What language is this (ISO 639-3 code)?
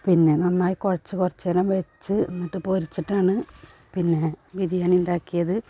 mal